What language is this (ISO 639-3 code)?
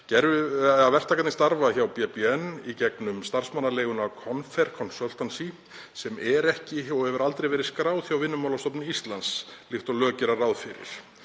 isl